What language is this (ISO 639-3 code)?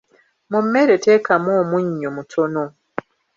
lug